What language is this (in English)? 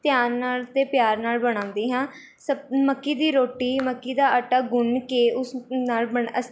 Punjabi